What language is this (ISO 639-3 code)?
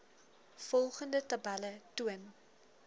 afr